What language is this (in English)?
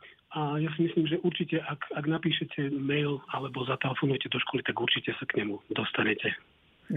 Slovak